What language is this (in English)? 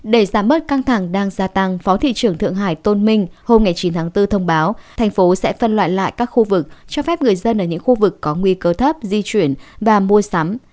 Vietnamese